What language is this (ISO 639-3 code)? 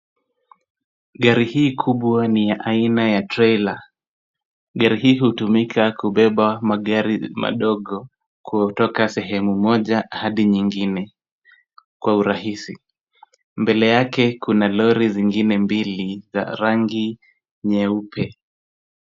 swa